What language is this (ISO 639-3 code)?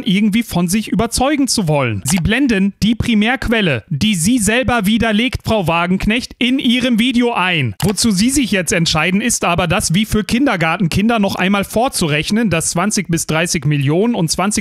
deu